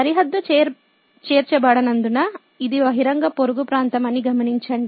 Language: Telugu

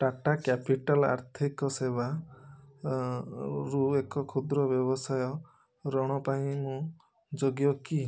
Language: Odia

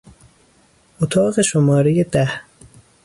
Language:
Persian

